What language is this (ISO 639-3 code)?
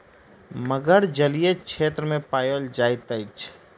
mai